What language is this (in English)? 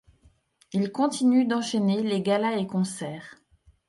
French